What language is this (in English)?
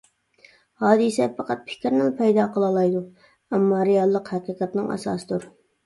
Uyghur